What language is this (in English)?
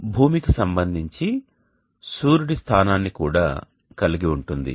Telugu